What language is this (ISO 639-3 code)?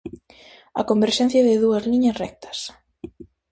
glg